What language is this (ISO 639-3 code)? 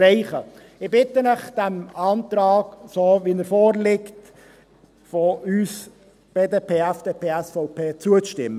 gsw